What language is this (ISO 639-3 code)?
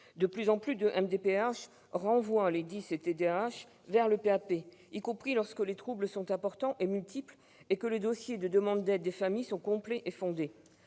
fra